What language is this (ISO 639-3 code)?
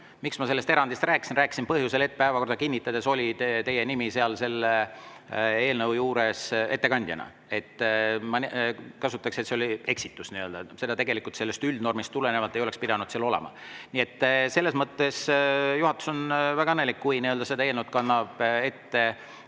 est